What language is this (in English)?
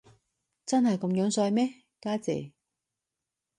Cantonese